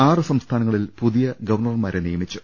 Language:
Malayalam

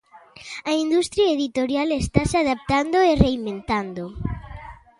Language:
Galician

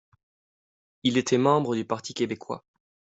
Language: French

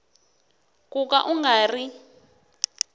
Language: Tsonga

